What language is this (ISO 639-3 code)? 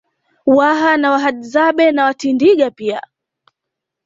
swa